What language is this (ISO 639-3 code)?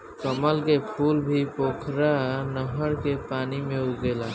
bho